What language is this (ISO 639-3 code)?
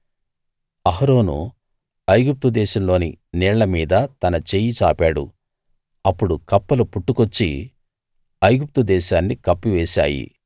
tel